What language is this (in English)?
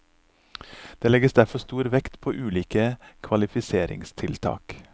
Norwegian